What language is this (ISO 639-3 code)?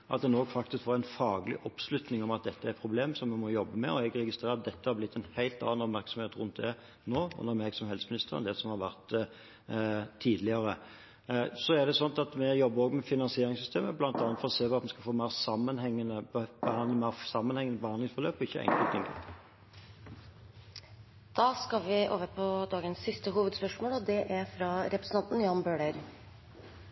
nor